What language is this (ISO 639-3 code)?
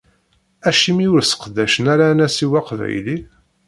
kab